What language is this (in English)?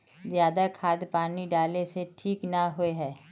Magahi